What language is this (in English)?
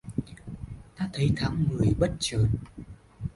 Vietnamese